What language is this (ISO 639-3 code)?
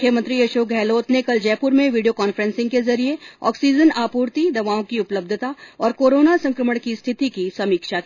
hin